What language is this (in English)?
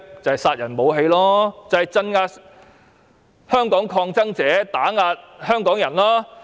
Cantonese